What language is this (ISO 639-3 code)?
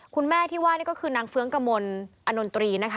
tha